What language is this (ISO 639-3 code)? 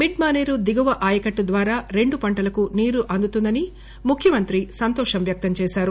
tel